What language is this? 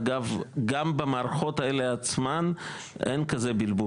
Hebrew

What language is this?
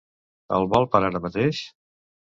Catalan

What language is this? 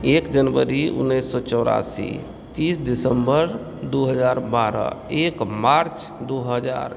Maithili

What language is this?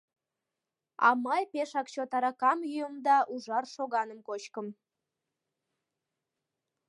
Mari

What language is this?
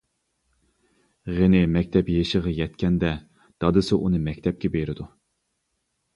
Uyghur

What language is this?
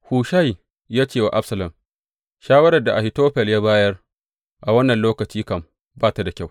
Hausa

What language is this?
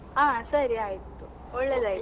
Kannada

